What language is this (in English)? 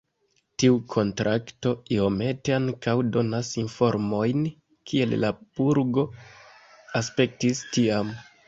Esperanto